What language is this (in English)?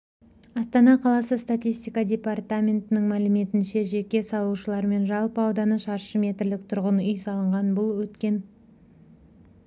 Kazakh